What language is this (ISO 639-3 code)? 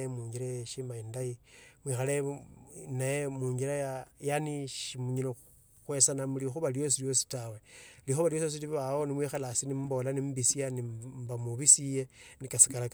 lto